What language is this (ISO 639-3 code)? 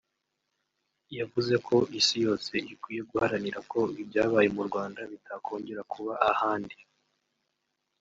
kin